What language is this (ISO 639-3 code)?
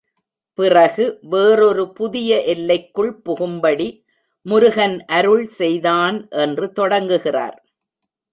tam